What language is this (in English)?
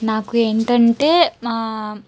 Telugu